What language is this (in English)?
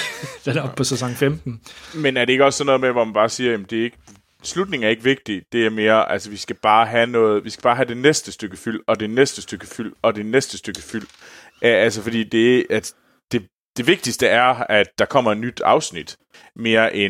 Danish